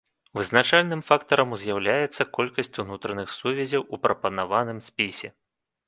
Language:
Belarusian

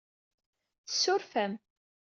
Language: Kabyle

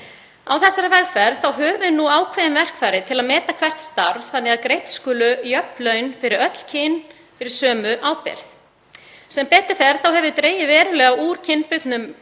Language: Icelandic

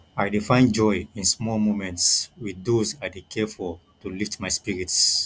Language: Nigerian Pidgin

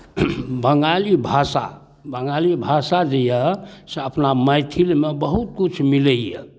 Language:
Maithili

